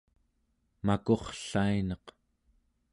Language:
Central Yupik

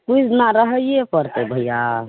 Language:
Maithili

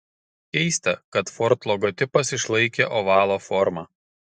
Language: Lithuanian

